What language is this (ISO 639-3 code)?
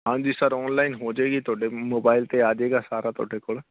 pan